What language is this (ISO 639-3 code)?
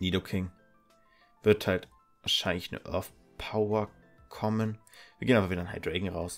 deu